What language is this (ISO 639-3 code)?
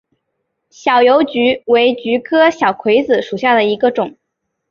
zho